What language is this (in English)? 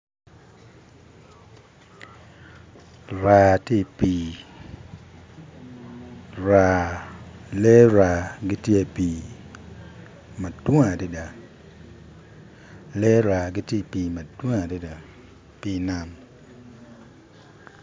Acoli